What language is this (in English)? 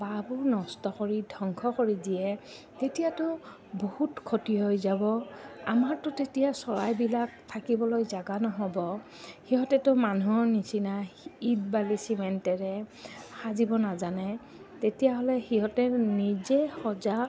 Assamese